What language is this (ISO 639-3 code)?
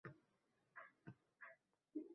uzb